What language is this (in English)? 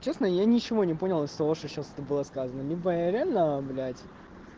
Russian